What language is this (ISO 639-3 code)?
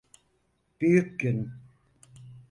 tur